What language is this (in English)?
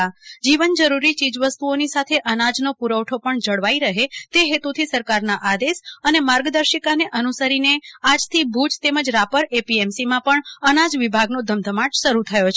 Gujarati